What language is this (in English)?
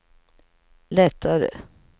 Swedish